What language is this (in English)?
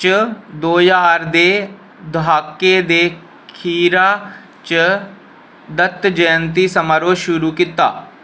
Dogri